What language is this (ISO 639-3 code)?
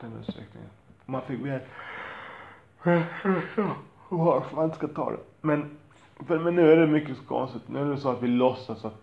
swe